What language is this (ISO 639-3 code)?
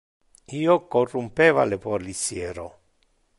ina